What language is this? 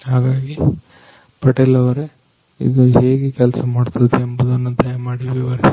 Kannada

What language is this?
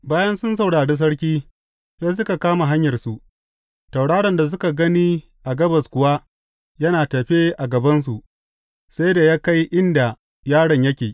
Hausa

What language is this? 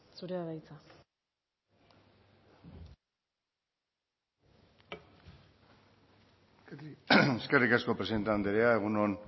Basque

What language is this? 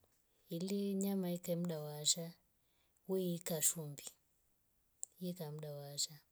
Rombo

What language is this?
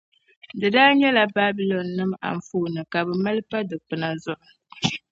Dagbani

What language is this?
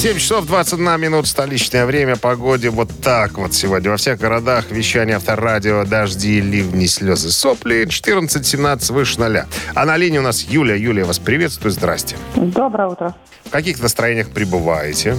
Russian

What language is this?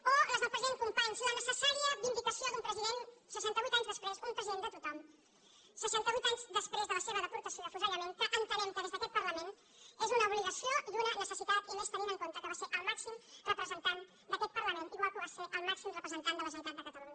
Catalan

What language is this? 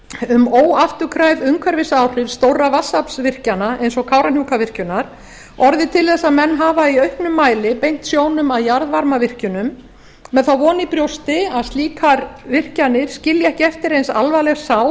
Icelandic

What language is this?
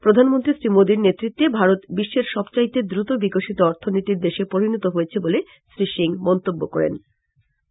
Bangla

